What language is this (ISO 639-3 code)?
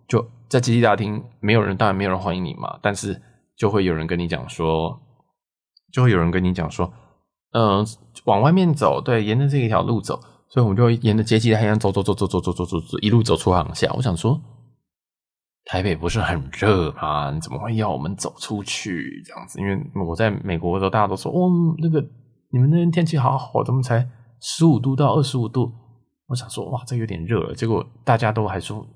zho